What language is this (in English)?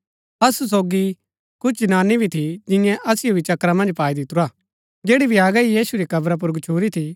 Gaddi